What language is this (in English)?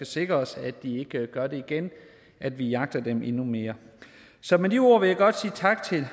Danish